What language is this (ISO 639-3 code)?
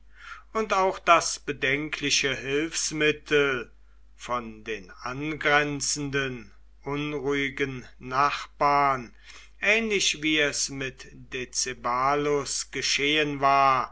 deu